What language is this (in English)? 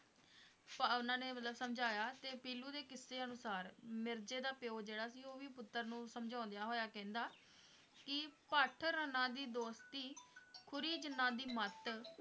Punjabi